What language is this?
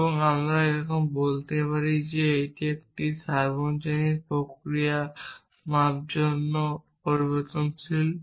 Bangla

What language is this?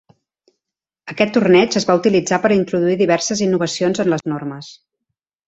Catalan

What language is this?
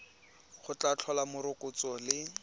Tswana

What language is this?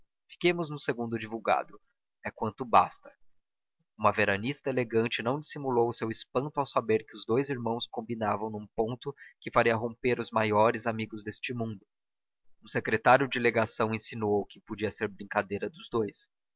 Portuguese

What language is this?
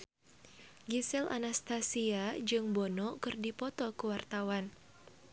Sundanese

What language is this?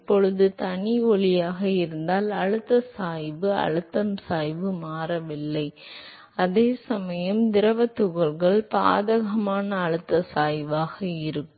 Tamil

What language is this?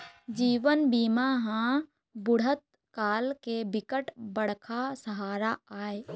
Chhattisgarhi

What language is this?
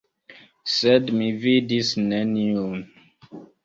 Esperanto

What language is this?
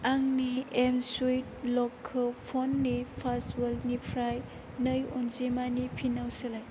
Bodo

